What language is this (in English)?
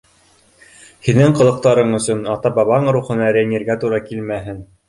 Bashkir